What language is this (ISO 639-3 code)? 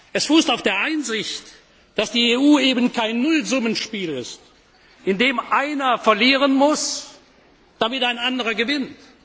deu